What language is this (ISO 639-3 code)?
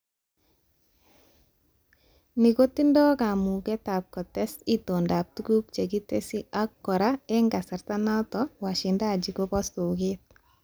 kln